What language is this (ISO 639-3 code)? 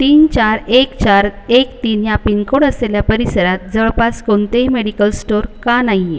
mar